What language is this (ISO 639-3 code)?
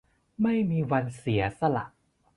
tha